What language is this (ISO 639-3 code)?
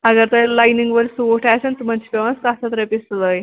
kas